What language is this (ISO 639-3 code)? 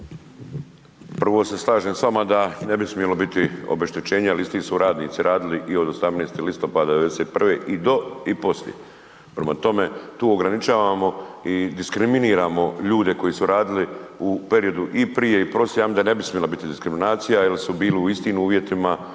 hrv